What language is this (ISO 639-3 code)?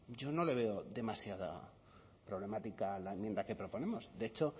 spa